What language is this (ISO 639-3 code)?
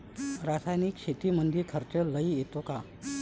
mar